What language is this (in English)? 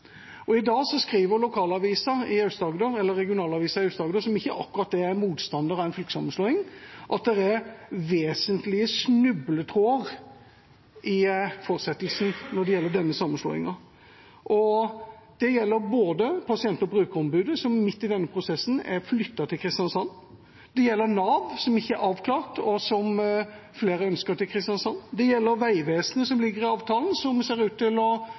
Norwegian Bokmål